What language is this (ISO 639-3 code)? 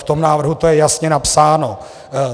ces